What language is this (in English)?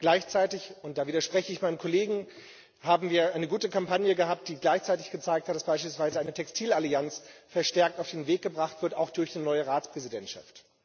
German